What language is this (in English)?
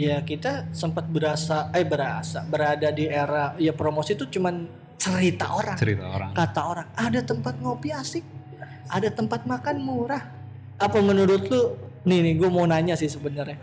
Indonesian